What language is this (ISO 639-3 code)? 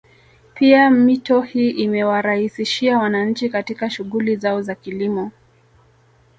swa